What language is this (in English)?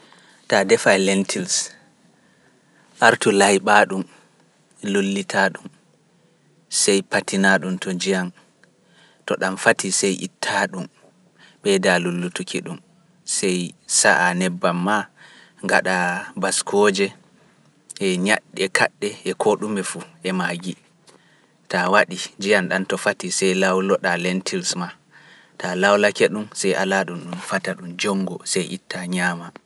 Pular